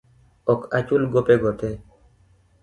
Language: Luo (Kenya and Tanzania)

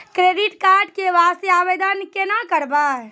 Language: Maithili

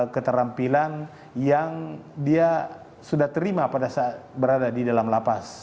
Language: Indonesian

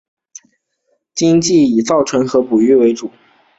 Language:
Chinese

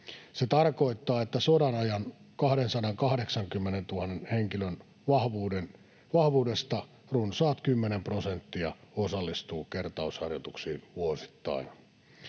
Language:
Finnish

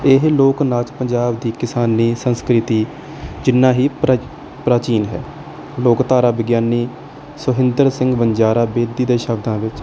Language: Punjabi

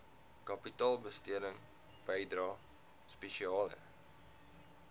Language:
Afrikaans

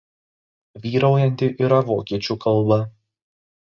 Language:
Lithuanian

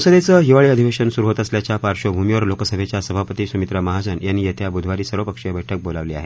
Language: Marathi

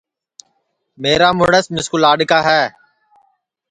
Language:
Sansi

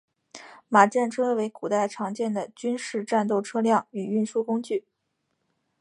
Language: Chinese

